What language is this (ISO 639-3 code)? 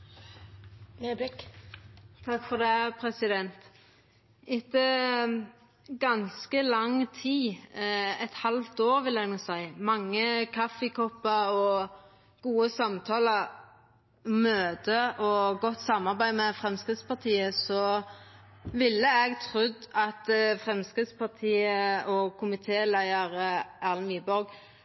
nno